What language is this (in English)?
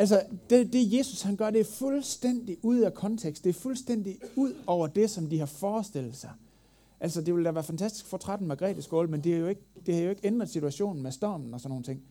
Danish